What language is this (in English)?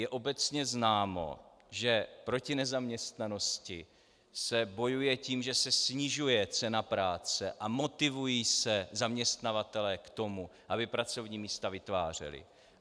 Czech